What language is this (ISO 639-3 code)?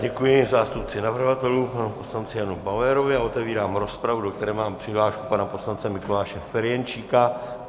ces